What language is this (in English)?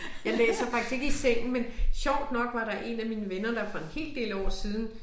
Danish